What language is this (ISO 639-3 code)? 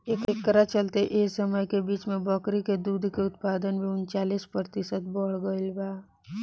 bho